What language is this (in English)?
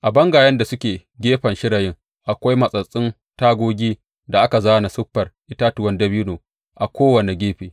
Hausa